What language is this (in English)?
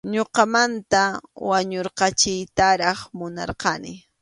Arequipa-La Unión Quechua